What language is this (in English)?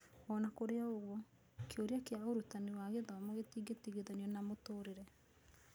Kikuyu